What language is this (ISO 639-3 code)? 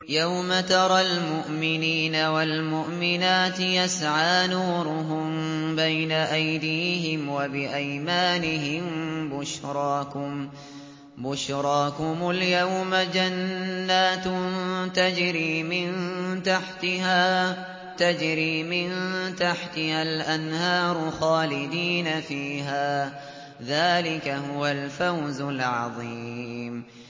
ara